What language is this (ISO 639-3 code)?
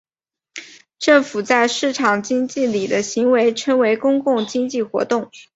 zho